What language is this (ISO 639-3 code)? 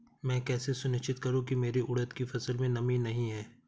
hin